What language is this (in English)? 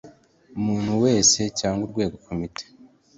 Kinyarwanda